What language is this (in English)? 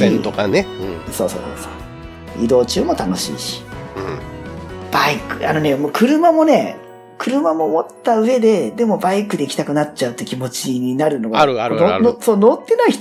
Japanese